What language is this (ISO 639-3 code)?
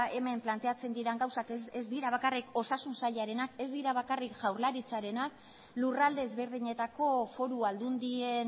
eus